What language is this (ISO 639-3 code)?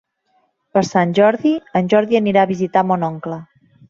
cat